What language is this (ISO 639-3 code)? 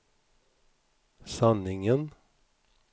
swe